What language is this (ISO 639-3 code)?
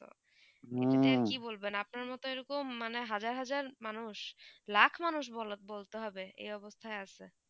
ben